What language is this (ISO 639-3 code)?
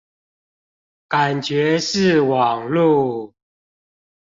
zho